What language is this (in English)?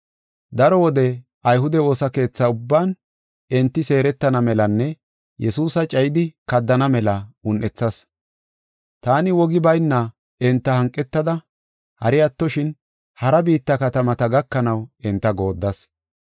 Gofa